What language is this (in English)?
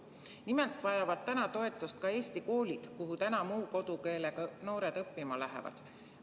Estonian